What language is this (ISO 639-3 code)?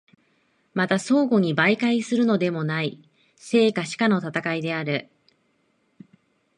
jpn